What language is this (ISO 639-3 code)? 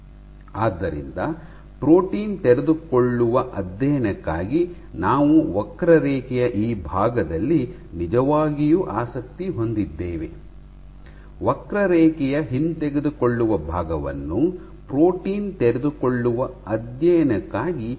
kan